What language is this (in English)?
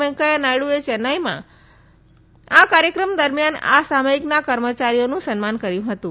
Gujarati